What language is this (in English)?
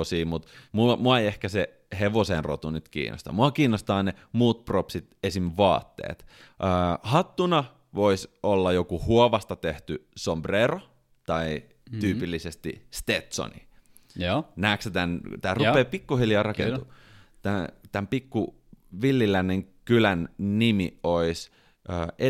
Finnish